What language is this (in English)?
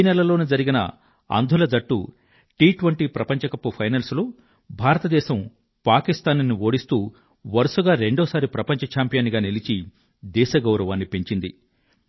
Telugu